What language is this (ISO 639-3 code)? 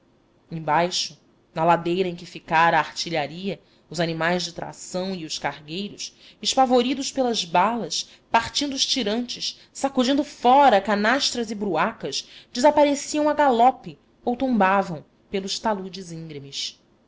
por